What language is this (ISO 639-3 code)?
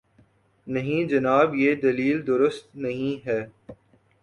urd